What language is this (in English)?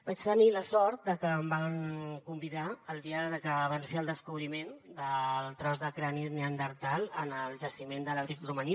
Catalan